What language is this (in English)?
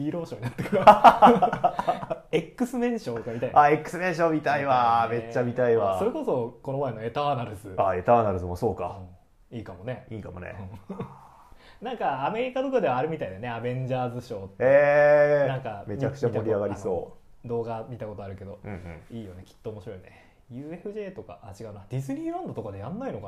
Japanese